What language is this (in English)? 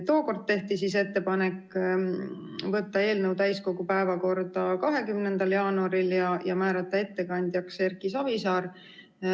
Estonian